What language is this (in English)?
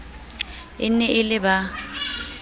Southern Sotho